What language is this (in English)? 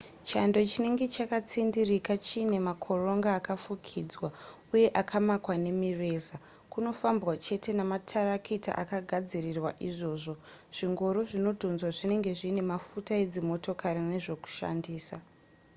Shona